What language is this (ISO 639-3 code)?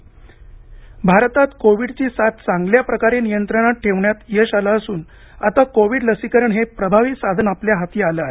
mar